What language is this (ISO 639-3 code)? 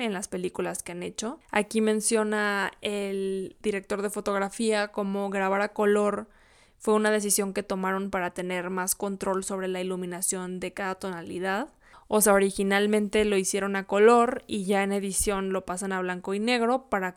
spa